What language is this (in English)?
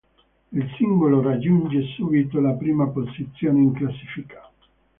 Italian